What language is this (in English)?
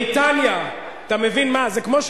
Hebrew